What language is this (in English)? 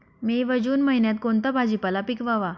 Marathi